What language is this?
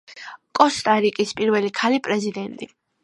Georgian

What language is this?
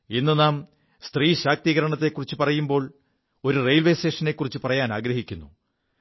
Malayalam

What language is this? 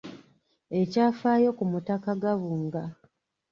Ganda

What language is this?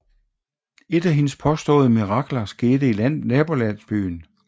Danish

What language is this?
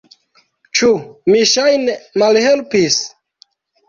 Esperanto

